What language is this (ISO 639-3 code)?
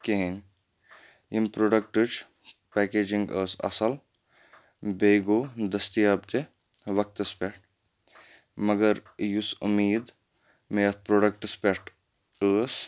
kas